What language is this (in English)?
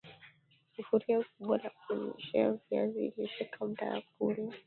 Swahili